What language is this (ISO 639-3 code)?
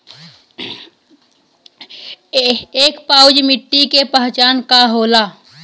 bho